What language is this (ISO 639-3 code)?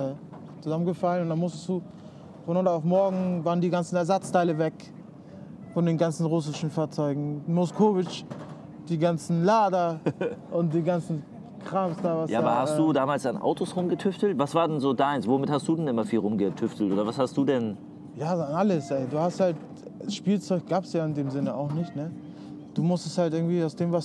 deu